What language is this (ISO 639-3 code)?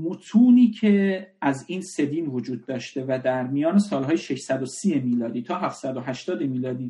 fas